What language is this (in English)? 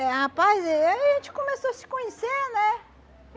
Portuguese